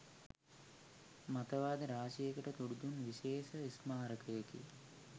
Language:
Sinhala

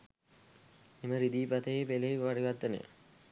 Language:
Sinhala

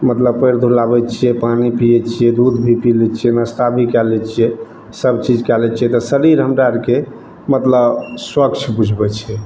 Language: Maithili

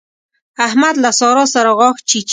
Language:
Pashto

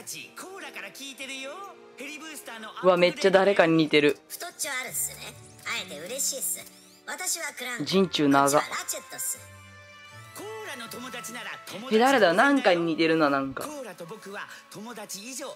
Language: Japanese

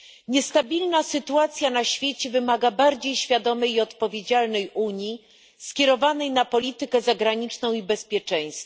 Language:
Polish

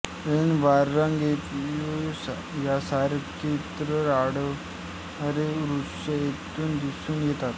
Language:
Marathi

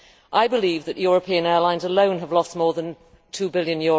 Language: English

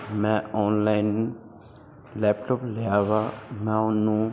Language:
Punjabi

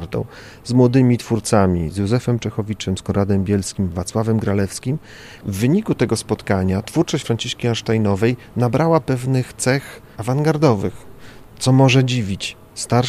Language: Polish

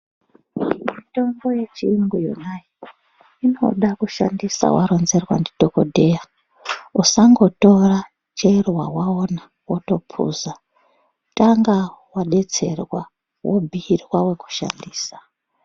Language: Ndau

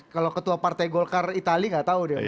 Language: Indonesian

